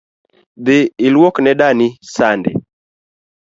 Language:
Luo (Kenya and Tanzania)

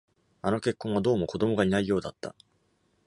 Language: Japanese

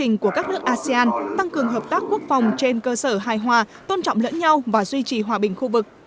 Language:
Vietnamese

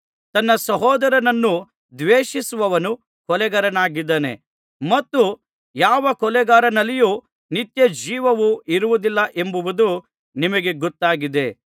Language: Kannada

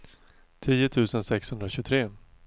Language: Swedish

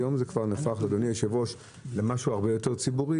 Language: Hebrew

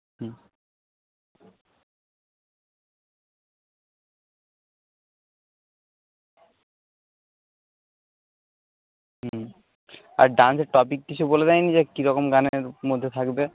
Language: Bangla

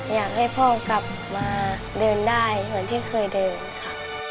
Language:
Thai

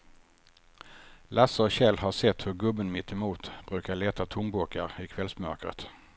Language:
Swedish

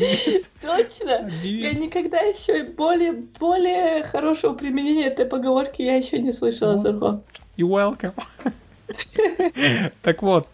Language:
Russian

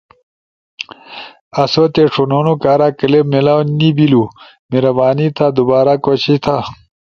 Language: Ushojo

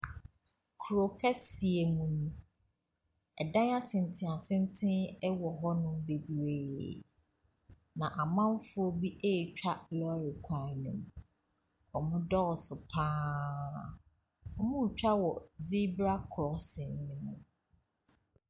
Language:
Akan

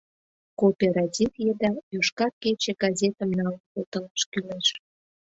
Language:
Mari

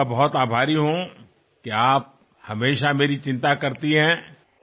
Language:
Telugu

